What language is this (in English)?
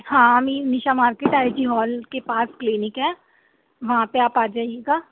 Urdu